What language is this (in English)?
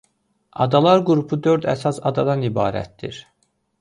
Azerbaijani